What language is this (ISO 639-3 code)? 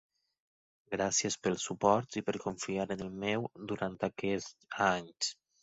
cat